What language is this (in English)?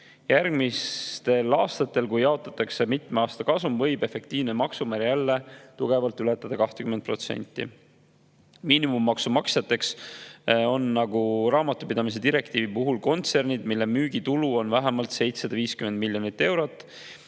Estonian